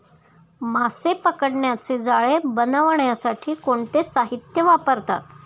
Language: Marathi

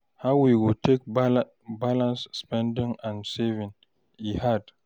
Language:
Nigerian Pidgin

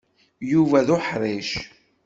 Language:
Kabyle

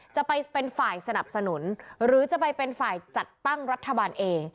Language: Thai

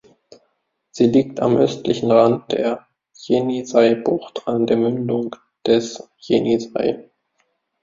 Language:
German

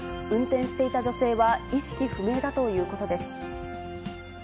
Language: Japanese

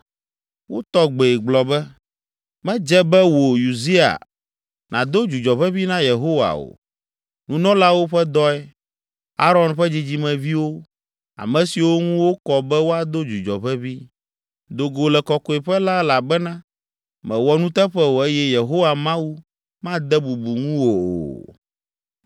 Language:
Ewe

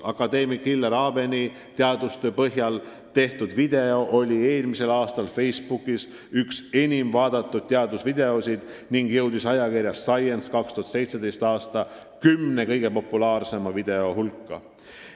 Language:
Estonian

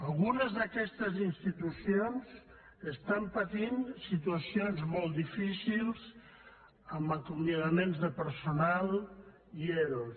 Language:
Catalan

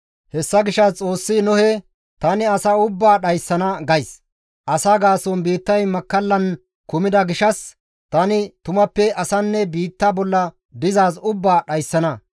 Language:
Gamo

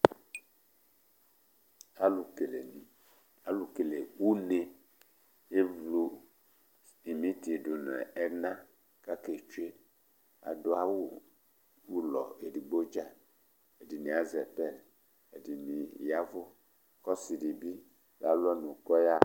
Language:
Ikposo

